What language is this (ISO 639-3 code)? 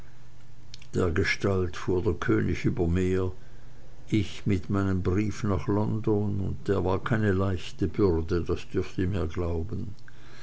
deu